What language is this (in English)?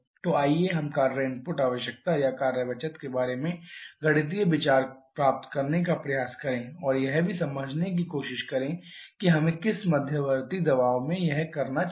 Hindi